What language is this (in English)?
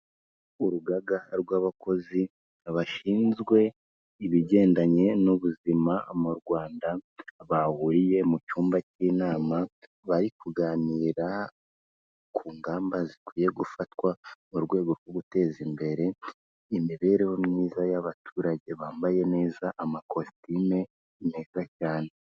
Kinyarwanda